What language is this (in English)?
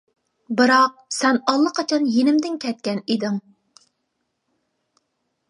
Uyghur